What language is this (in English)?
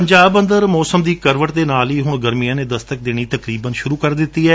Punjabi